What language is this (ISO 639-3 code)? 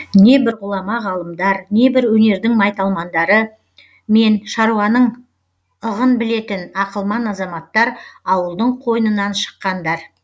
kaz